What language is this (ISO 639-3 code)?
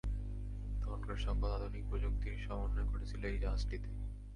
ben